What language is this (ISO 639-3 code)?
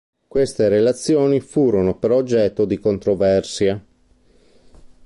ita